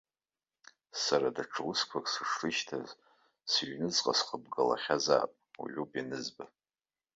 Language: Abkhazian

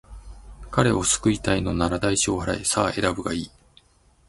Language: Japanese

